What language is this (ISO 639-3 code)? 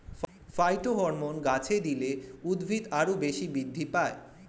ben